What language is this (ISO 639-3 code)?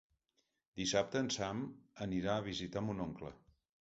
cat